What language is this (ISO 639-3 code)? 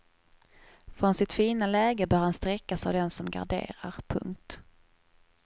swe